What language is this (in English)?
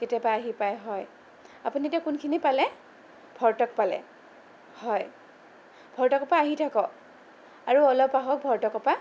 Assamese